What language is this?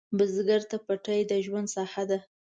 Pashto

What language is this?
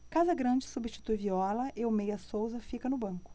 Portuguese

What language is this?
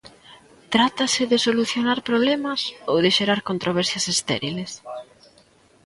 Galician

